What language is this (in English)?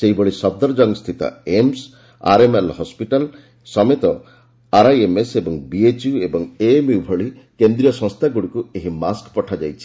Odia